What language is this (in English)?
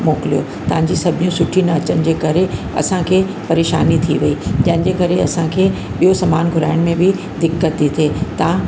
Sindhi